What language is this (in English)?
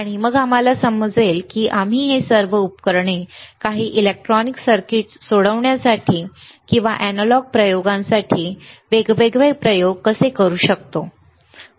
Marathi